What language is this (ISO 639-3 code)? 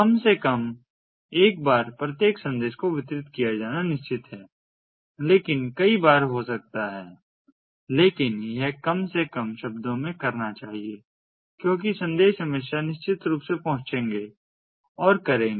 hin